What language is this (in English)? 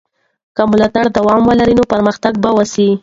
Pashto